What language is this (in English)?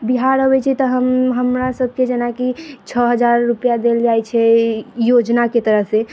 Maithili